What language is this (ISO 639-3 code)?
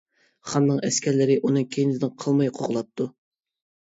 uig